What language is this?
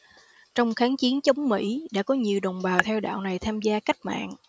Vietnamese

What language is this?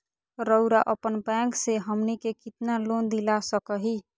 Magahi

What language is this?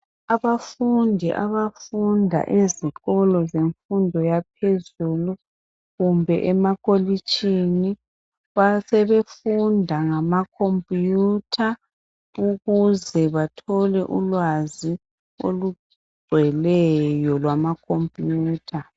North Ndebele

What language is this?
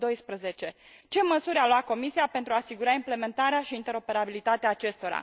Romanian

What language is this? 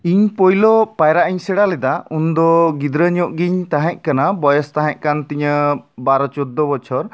Santali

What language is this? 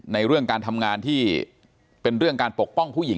Thai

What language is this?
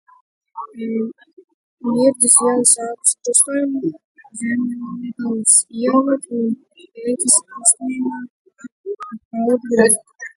Latvian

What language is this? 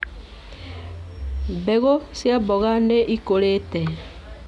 Kikuyu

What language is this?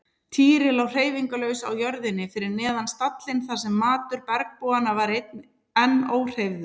Icelandic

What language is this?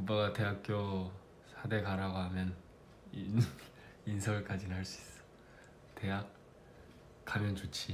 Korean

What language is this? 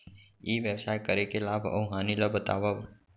Chhattisgarhi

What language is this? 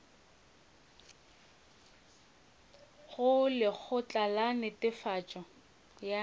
Northern Sotho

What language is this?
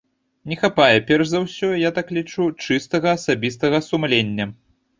Belarusian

